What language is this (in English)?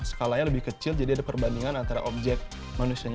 Indonesian